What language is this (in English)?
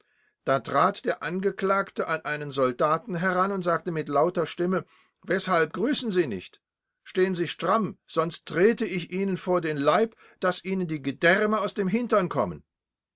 German